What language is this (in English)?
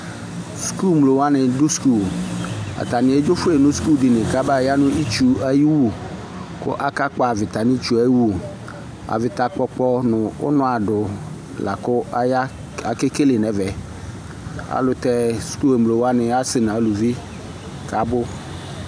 Ikposo